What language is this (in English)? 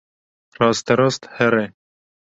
Kurdish